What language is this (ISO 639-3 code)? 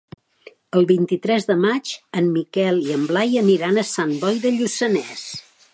cat